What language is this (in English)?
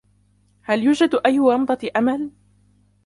Arabic